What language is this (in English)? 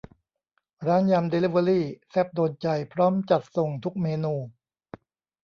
Thai